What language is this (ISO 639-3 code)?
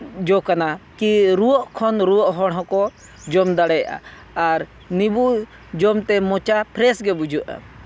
sat